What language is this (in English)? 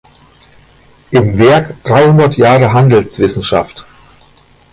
German